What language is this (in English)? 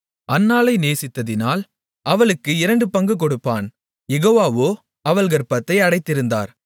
Tamil